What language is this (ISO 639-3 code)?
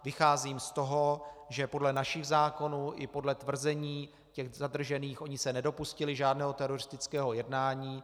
ces